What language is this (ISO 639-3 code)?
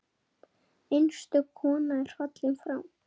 isl